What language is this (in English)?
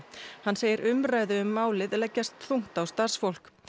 Icelandic